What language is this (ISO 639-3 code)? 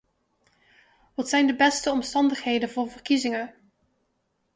nld